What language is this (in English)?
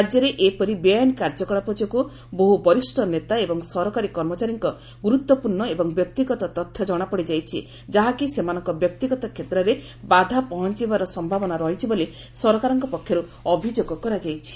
Odia